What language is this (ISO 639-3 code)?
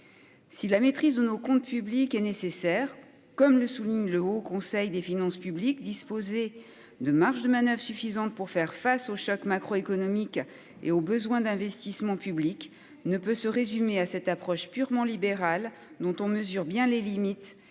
fra